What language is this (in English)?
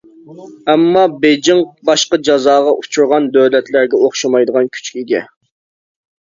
Uyghur